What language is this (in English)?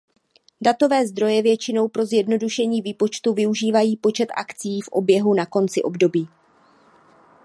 Czech